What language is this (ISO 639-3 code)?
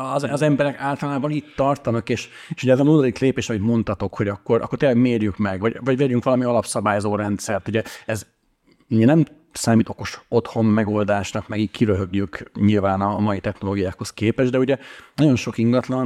hun